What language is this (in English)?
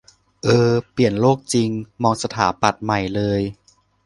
Thai